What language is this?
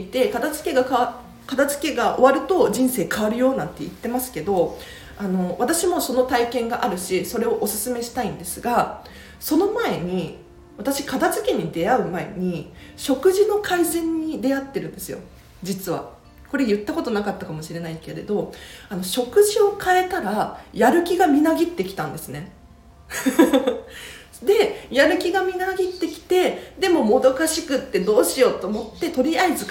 Japanese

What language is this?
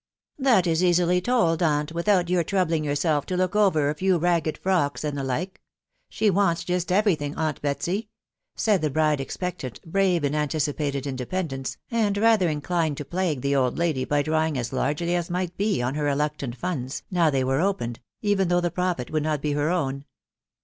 English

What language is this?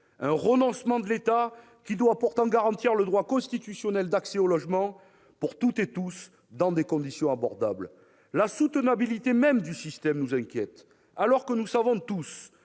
French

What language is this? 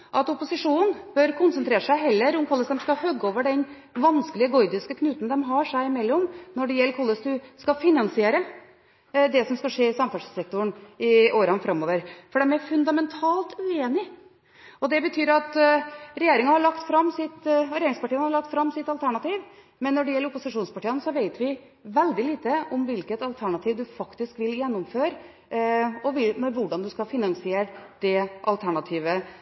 Norwegian Bokmål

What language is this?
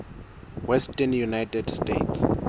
Southern Sotho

